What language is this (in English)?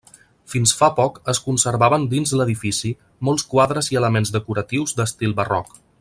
Catalan